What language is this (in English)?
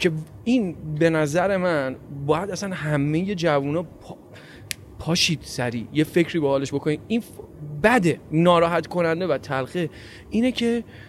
Persian